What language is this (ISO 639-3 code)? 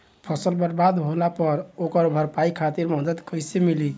bho